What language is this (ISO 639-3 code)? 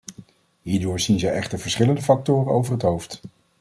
nld